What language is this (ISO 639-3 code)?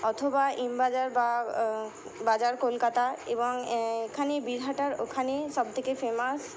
ben